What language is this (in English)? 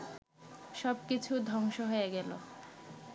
Bangla